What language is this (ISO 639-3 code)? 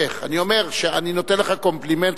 heb